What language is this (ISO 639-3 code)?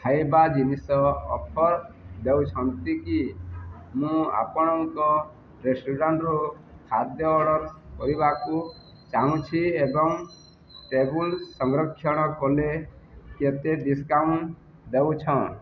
ori